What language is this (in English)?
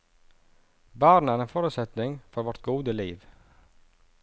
Norwegian